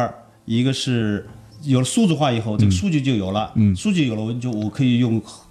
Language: Chinese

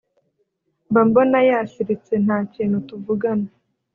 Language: Kinyarwanda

